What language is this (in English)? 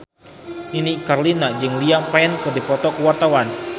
Sundanese